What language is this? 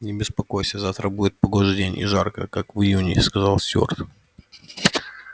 Russian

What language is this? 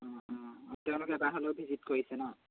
Assamese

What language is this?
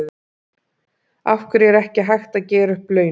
Icelandic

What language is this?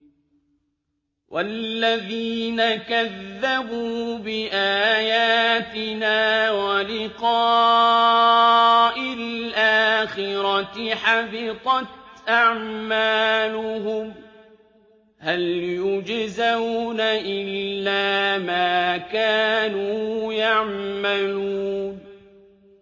Arabic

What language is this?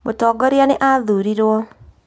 Kikuyu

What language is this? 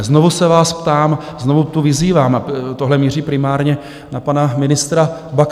Czech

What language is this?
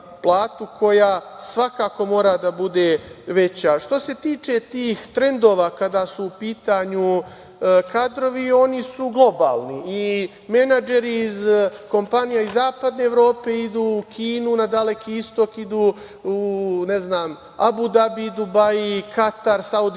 Serbian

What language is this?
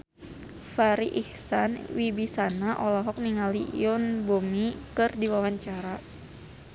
Sundanese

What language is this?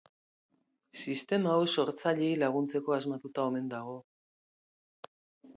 Basque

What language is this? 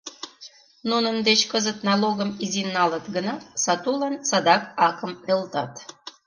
Mari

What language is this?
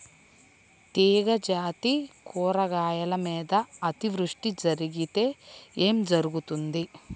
Telugu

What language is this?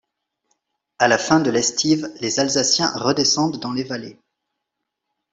French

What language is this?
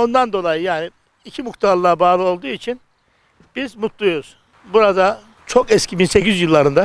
Turkish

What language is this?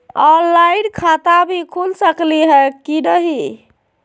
Magahi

